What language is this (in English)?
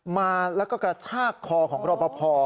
Thai